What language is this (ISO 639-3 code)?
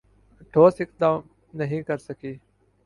urd